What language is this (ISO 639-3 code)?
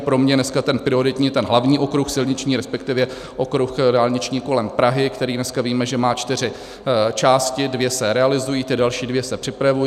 ces